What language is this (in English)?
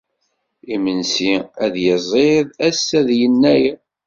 Kabyle